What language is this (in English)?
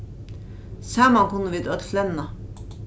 Faroese